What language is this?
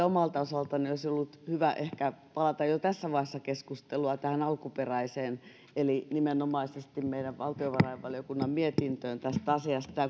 Finnish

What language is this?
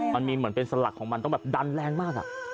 Thai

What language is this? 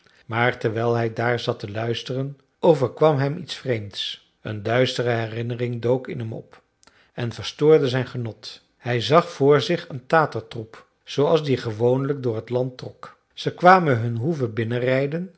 Dutch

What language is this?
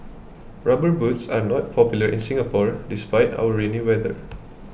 English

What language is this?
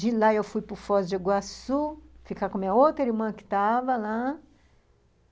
Portuguese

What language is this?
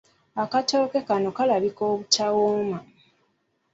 Ganda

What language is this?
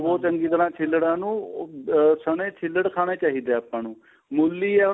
Punjabi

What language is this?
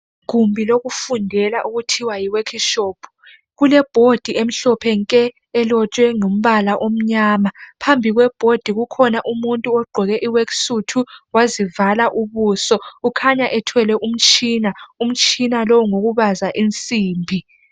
North Ndebele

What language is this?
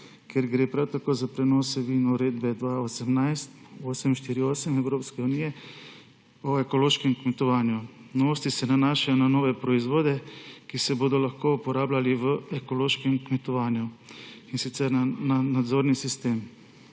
Slovenian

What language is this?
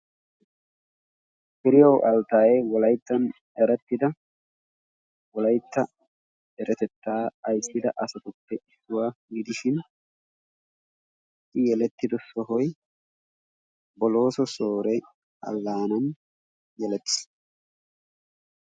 Wolaytta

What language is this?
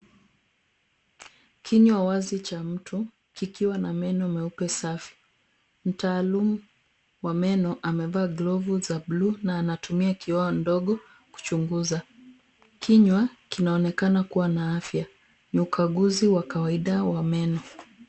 Swahili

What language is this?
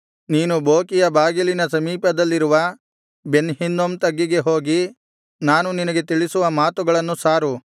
Kannada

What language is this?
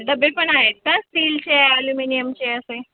Marathi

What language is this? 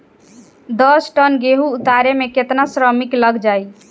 Bhojpuri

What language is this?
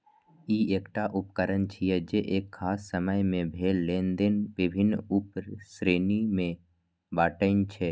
Maithili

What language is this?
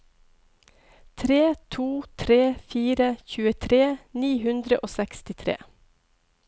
Norwegian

